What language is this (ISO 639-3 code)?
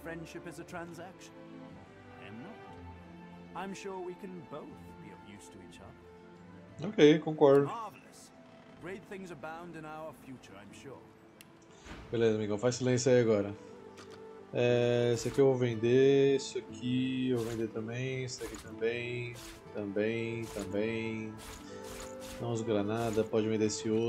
por